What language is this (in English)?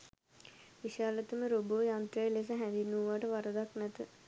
Sinhala